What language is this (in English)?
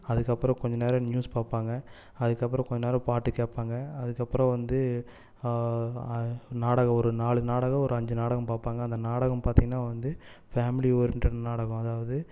Tamil